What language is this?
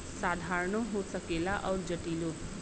Bhojpuri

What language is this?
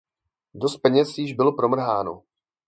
Czech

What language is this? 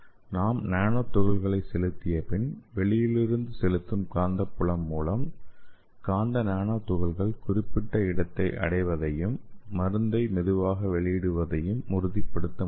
Tamil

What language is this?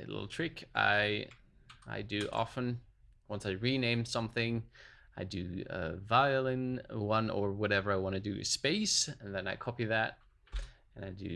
English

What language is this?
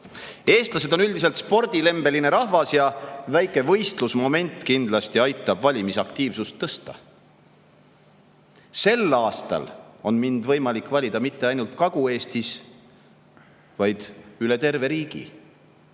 Estonian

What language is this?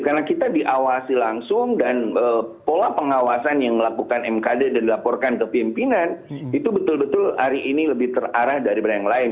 Indonesian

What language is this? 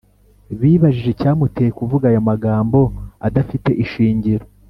Kinyarwanda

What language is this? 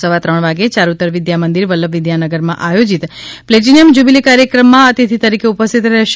Gujarati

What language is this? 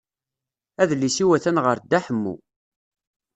Kabyle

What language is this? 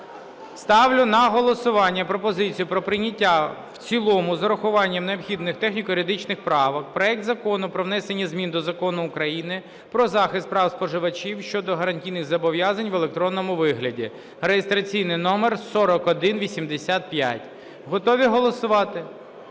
Ukrainian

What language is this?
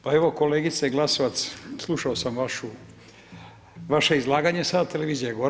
Croatian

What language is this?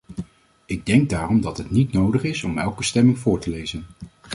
Dutch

